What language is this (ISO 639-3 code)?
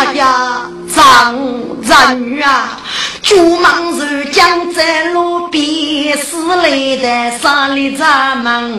zho